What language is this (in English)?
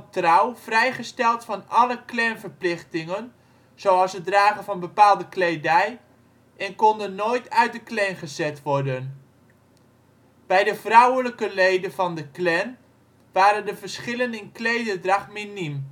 Dutch